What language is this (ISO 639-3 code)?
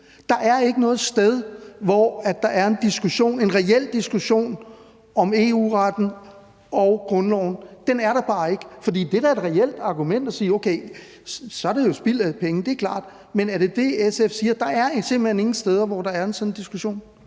dan